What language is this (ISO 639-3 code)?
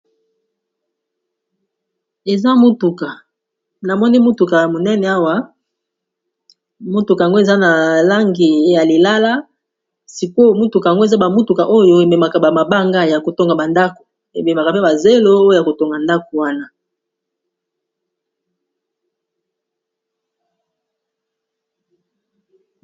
lin